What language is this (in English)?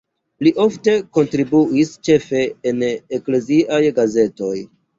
Esperanto